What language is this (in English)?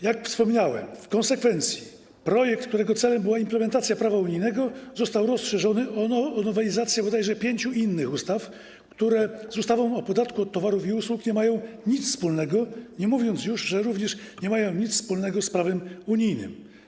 Polish